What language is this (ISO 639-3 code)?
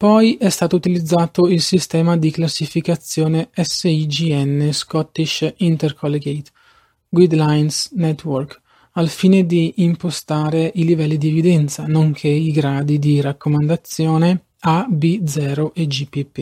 ita